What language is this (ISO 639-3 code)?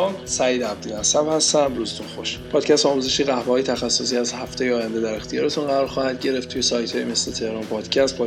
fas